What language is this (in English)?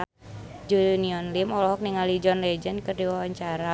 Sundanese